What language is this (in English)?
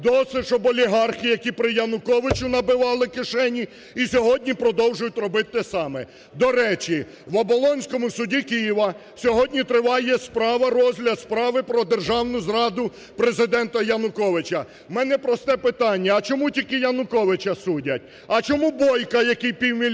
Ukrainian